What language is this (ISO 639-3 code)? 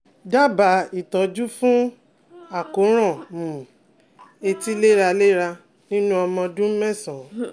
yor